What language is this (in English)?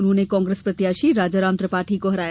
Hindi